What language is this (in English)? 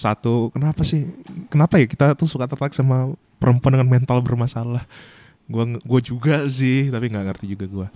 Indonesian